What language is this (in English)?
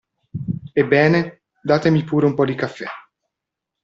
Italian